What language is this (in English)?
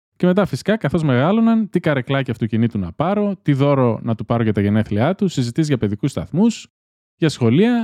Greek